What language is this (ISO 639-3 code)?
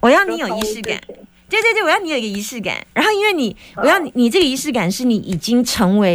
zho